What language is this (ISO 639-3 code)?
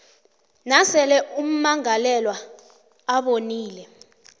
nbl